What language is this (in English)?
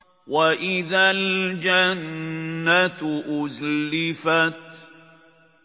Arabic